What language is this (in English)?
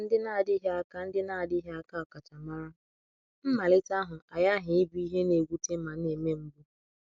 Igbo